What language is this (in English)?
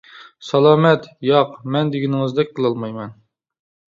Uyghur